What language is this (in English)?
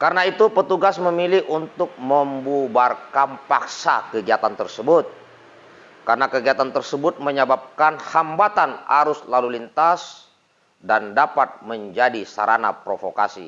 Indonesian